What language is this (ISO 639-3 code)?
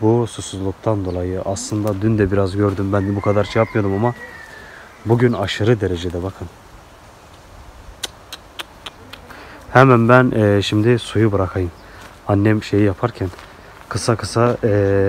tur